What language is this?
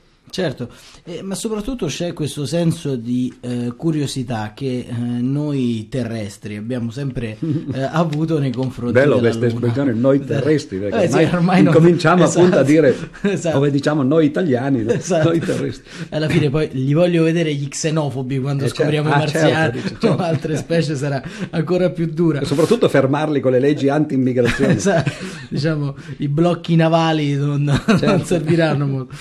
Italian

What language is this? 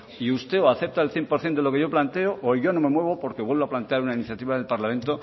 Spanish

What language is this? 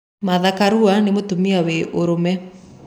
Kikuyu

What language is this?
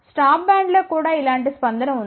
Telugu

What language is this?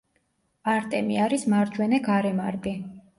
Georgian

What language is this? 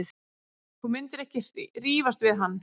Icelandic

